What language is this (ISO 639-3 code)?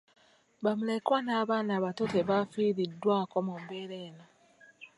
lug